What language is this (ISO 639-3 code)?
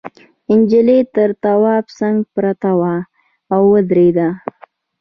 pus